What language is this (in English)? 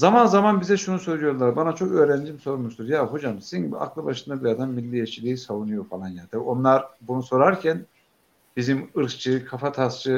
Turkish